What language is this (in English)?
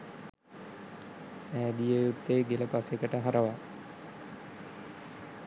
Sinhala